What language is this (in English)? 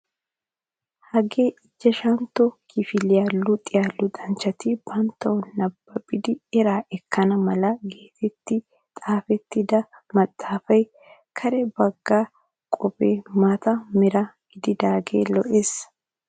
Wolaytta